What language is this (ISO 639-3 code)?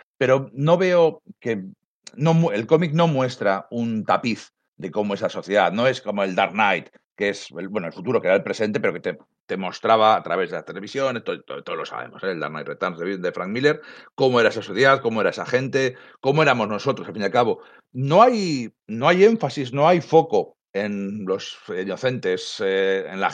spa